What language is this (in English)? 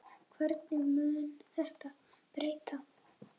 Icelandic